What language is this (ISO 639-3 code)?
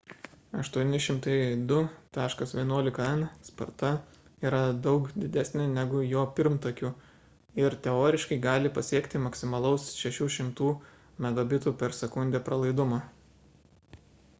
lit